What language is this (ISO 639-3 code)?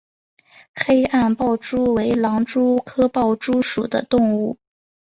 zho